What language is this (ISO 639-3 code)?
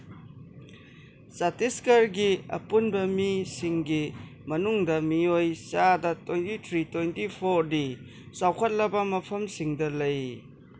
mni